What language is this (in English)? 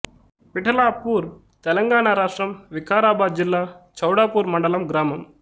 Telugu